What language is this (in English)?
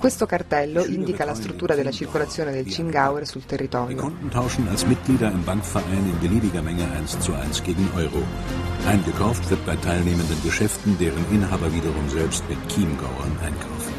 Italian